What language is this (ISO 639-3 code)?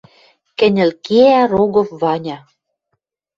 mrj